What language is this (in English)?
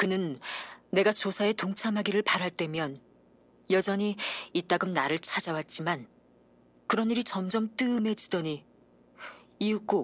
Korean